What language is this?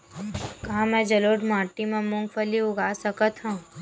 Chhattisgarhi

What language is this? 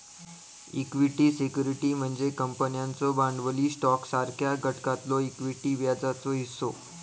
Marathi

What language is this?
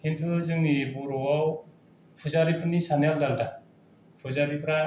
Bodo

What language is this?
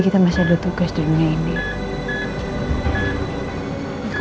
Indonesian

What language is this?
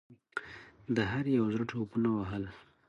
Pashto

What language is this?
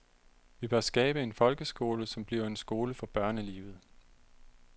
Danish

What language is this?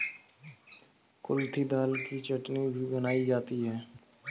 Hindi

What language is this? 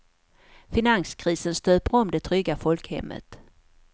Swedish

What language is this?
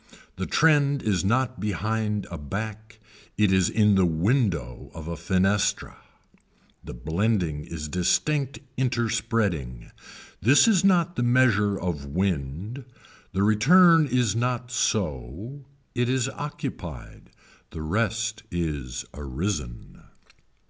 English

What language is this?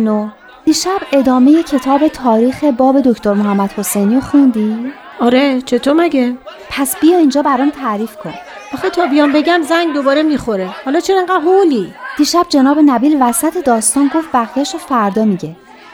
Persian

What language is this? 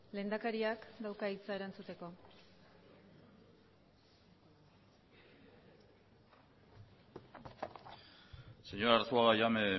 Basque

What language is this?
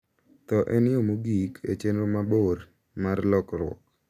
Luo (Kenya and Tanzania)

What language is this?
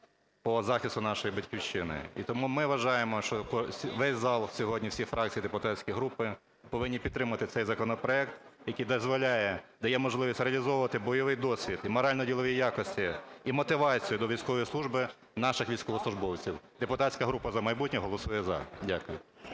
Ukrainian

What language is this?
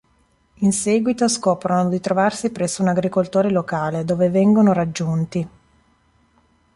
Italian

